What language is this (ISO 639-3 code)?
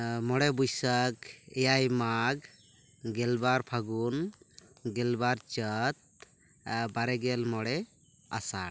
sat